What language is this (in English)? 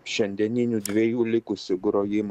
Lithuanian